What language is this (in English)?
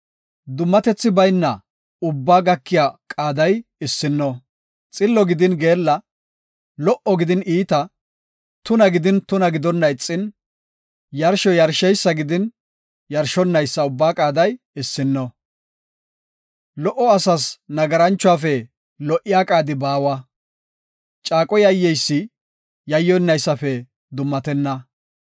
Gofa